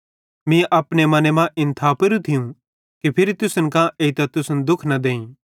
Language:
Bhadrawahi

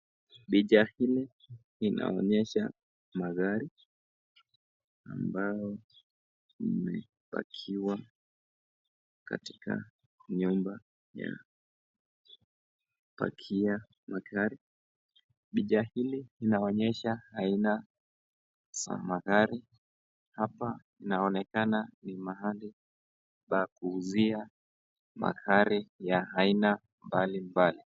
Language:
Swahili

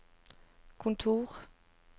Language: Norwegian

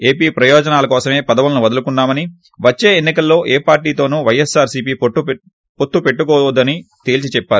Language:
Telugu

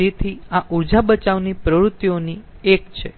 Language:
Gujarati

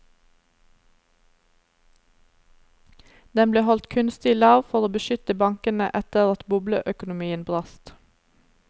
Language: Norwegian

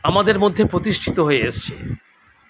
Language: Bangla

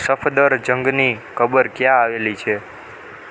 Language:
Gujarati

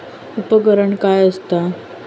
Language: Marathi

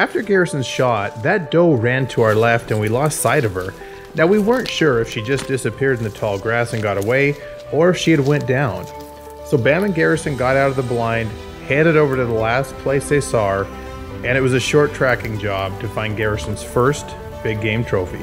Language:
English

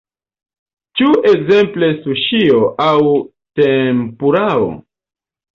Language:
Esperanto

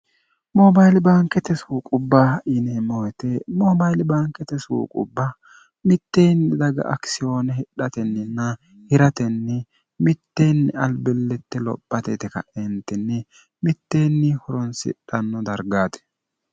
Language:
Sidamo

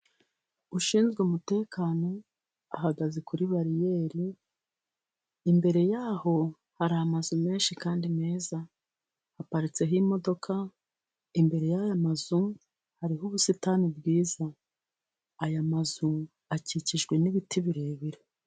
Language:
Kinyarwanda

